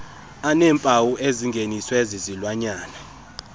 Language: Xhosa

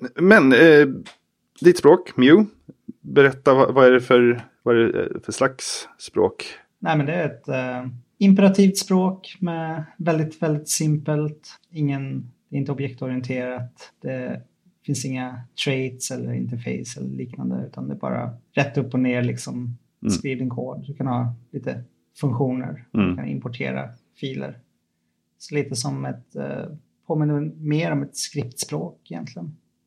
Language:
Swedish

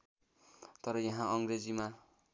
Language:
Nepali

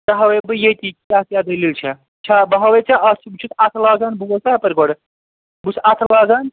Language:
Kashmiri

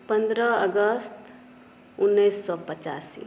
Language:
Maithili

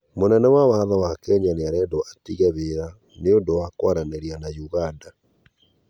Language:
Kikuyu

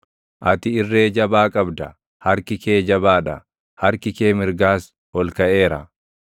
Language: Oromo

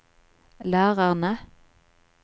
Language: Norwegian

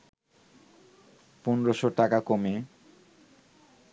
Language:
Bangla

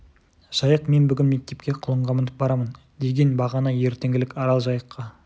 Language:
Kazakh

